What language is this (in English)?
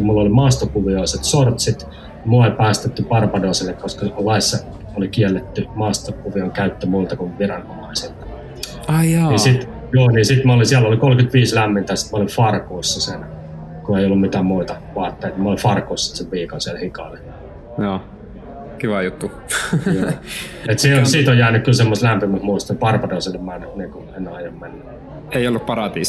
Finnish